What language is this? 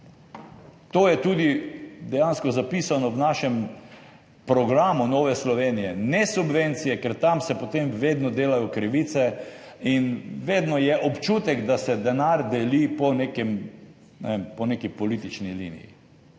Slovenian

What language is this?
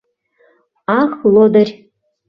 Mari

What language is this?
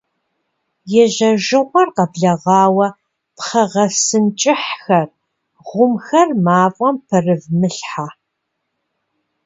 Kabardian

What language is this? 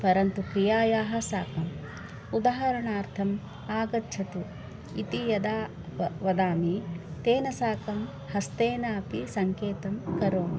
Sanskrit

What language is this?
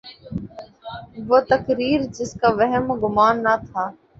Urdu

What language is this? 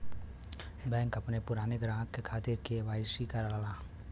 Bhojpuri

